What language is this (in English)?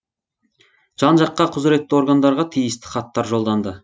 Kazakh